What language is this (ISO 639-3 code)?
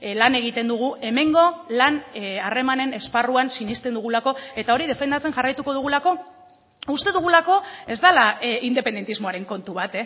eus